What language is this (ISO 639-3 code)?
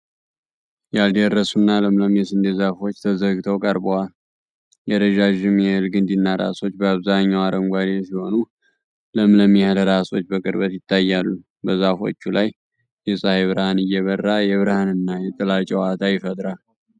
amh